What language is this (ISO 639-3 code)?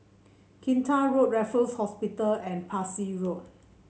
eng